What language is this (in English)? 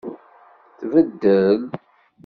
Kabyle